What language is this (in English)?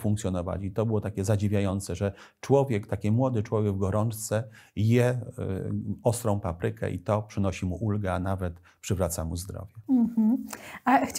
Polish